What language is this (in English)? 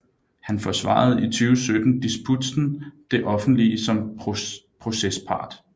Danish